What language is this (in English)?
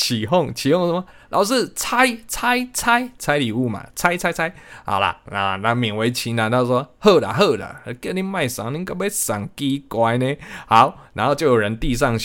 Chinese